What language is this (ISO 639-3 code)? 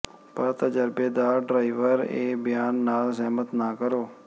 pan